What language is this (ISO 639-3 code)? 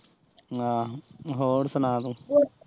pan